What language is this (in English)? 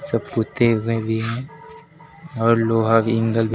Hindi